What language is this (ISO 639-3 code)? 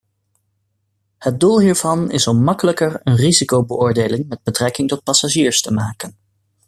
nld